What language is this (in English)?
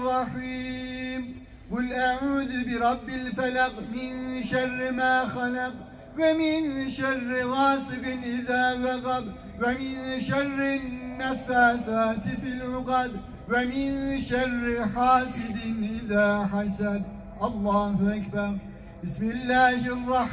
Arabic